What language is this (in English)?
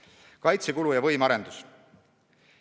Estonian